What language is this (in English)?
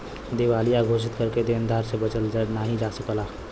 Bhojpuri